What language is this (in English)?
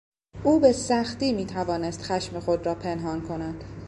Persian